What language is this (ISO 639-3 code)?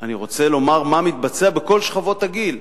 heb